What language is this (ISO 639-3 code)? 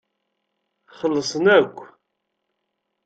kab